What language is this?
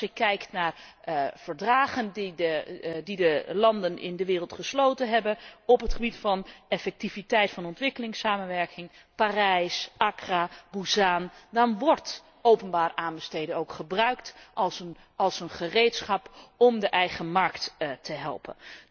Dutch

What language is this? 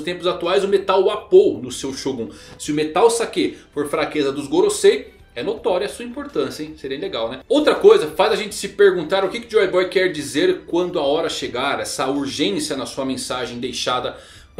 Portuguese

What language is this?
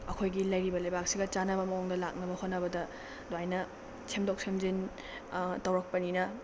Manipuri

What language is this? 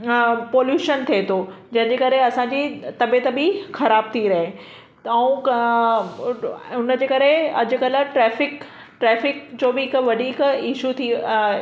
Sindhi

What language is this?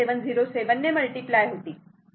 Marathi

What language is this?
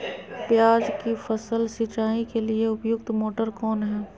Magahi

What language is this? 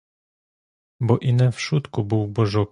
Ukrainian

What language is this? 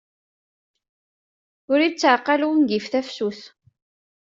Kabyle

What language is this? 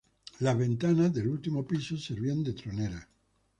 Spanish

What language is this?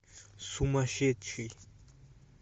Russian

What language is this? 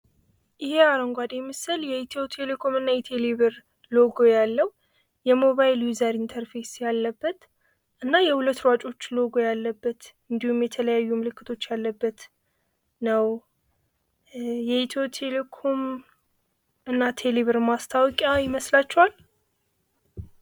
Amharic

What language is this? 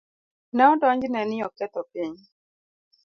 Luo (Kenya and Tanzania)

